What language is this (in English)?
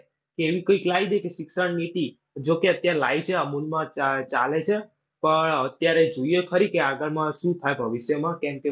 Gujarati